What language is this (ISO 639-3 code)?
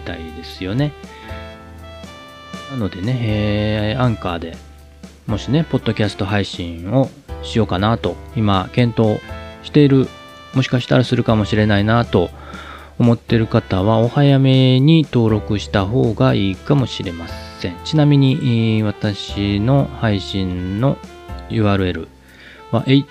jpn